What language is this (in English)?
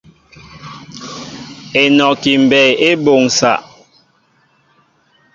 Mbo (Cameroon)